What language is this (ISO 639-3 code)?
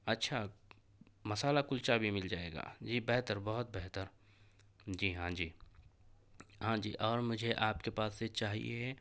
urd